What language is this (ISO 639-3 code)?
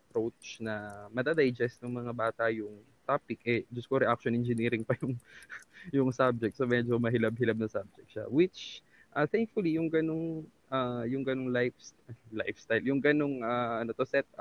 fil